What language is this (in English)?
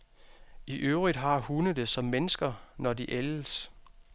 Danish